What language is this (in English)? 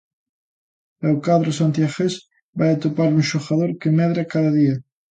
Galician